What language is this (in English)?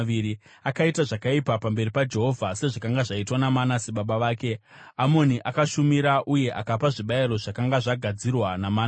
Shona